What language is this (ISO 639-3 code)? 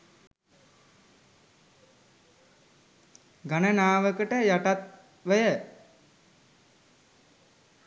sin